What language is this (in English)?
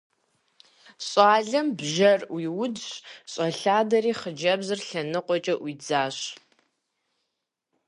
Kabardian